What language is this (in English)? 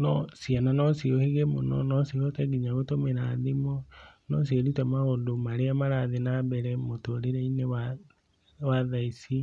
Kikuyu